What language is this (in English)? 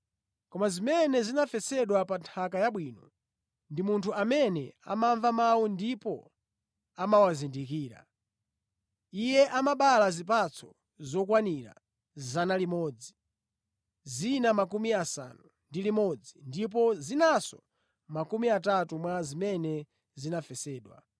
Nyanja